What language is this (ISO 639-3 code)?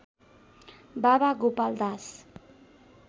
nep